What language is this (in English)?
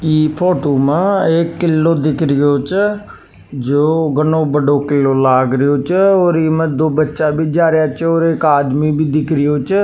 Rajasthani